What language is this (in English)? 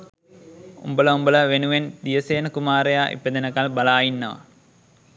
Sinhala